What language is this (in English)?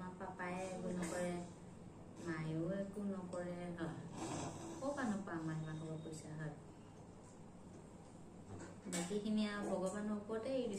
Indonesian